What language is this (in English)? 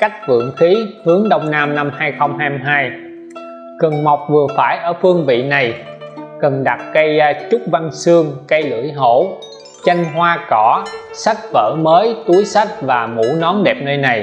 Vietnamese